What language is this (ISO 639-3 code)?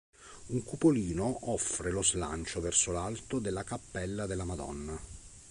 ita